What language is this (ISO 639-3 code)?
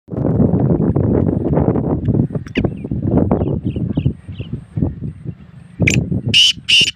tha